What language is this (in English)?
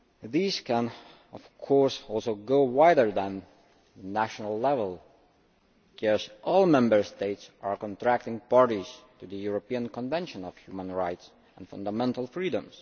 English